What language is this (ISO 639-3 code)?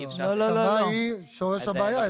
heb